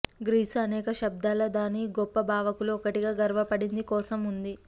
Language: Telugu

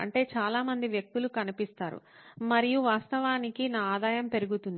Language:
Telugu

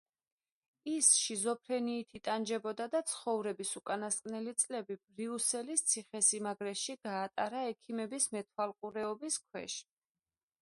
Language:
Georgian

